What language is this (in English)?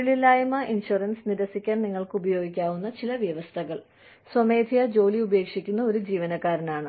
Malayalam